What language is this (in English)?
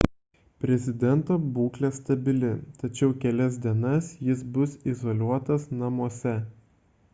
Lithuanian